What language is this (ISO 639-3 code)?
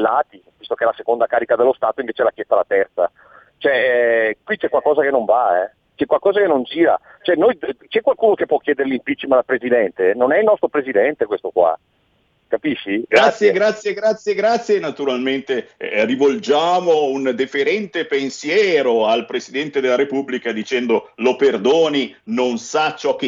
ita